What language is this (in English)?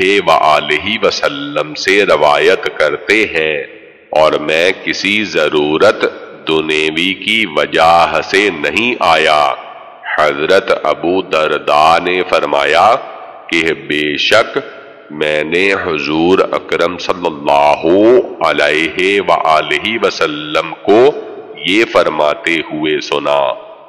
Dutch